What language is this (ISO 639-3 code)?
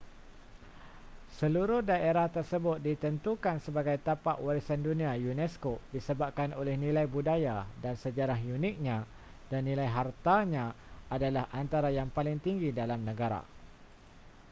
msa